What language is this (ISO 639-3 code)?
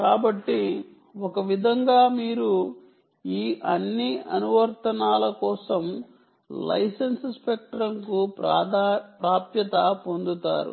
tel